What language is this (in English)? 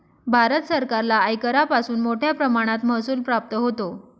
Marathi